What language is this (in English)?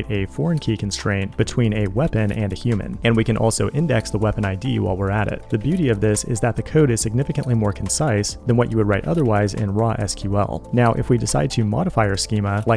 English